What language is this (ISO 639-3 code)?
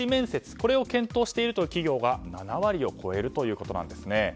jpn